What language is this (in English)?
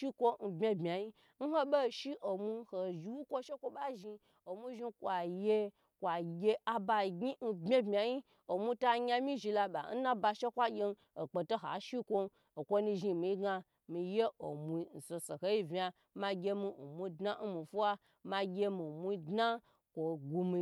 Gbagyi